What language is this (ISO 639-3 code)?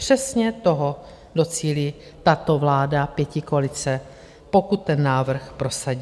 ces